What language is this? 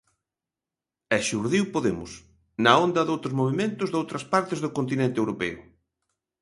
Galician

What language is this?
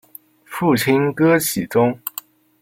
Chinese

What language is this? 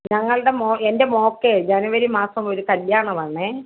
Malayalam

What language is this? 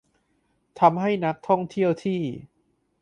Thai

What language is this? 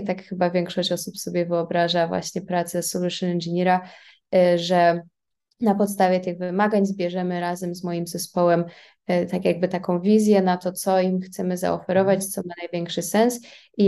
Polish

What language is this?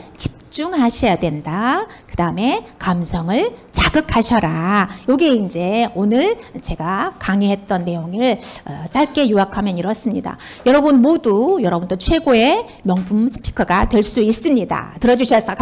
Korean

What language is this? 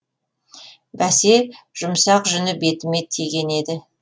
Kazakh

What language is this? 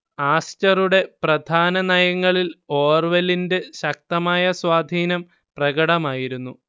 Malayalam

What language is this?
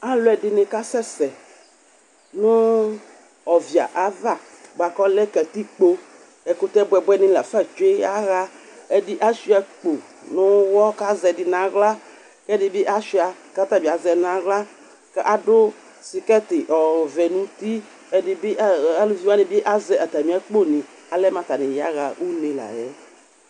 Ikposo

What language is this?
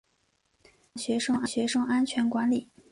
Chinese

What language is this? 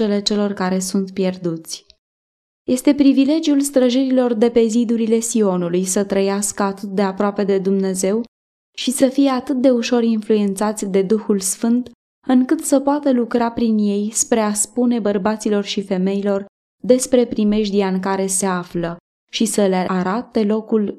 Romanian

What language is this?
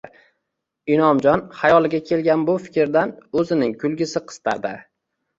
Uzbek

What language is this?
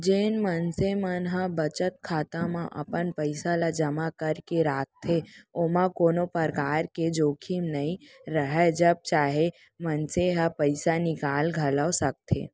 Chhattisgarhi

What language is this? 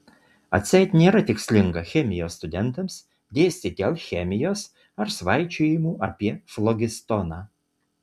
Lithuanian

